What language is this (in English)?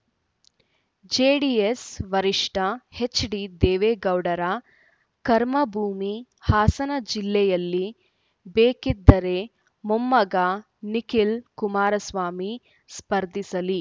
Kannada